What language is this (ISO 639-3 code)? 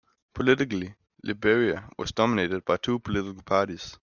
eng